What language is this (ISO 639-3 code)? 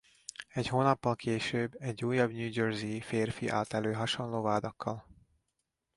hun